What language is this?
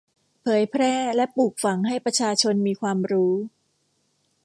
Thai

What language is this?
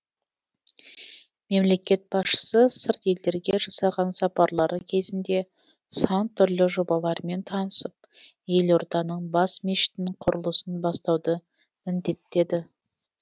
Kazakh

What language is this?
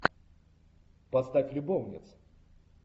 Russian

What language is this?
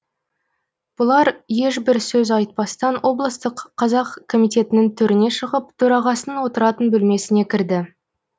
Kazakh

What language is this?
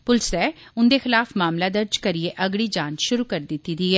Dogri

